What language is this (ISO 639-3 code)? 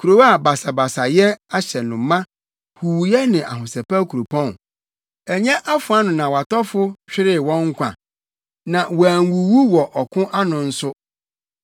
aka